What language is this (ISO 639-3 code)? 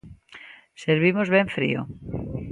glg